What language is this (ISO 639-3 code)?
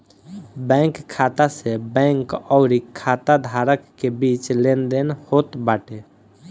bho